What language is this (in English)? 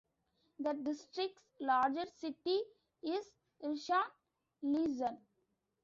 English